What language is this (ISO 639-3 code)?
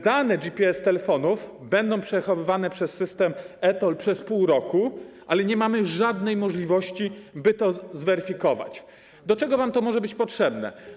pol